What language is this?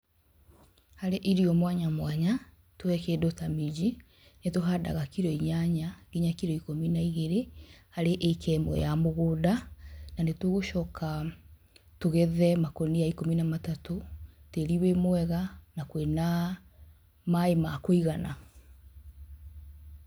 Kikuyu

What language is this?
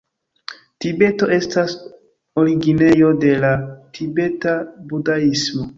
Esperanto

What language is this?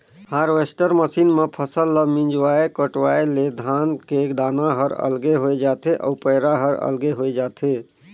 Chhattisgarhi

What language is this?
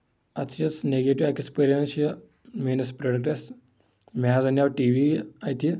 Kashmiri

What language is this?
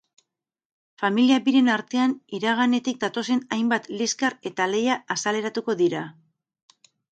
Basque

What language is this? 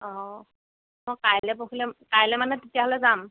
Assamese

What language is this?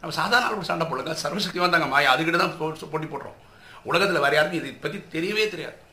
Tamil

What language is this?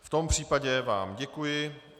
Czech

